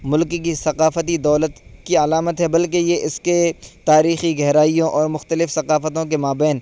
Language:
Urdu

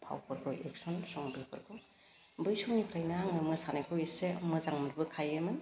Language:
Bodo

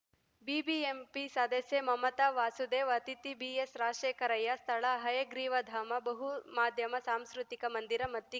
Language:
Kannada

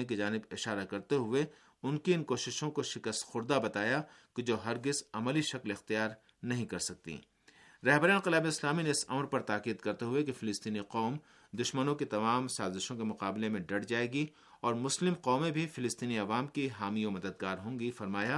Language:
Urdu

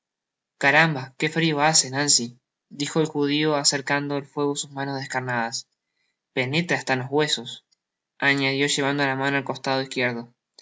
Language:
Spanish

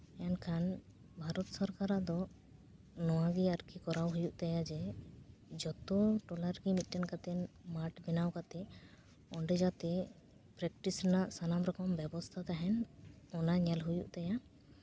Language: Santali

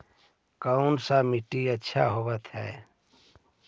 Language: Magahi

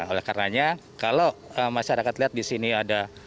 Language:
Indonesian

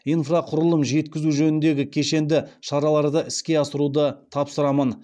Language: Kazakh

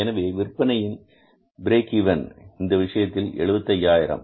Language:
Tamil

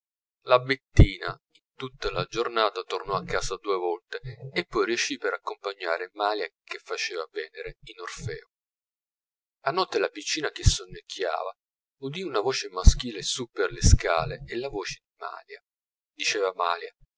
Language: Italian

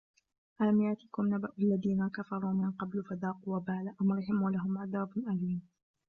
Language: Arabic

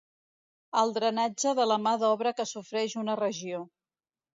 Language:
Catalan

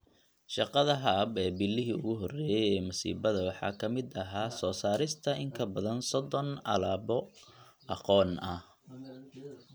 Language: Somali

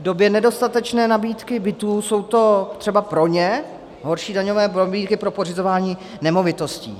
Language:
Czech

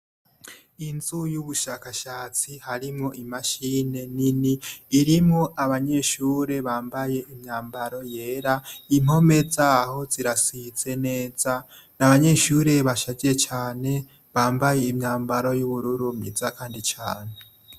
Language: Rundi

